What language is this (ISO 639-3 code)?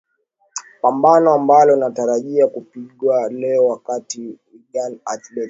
swa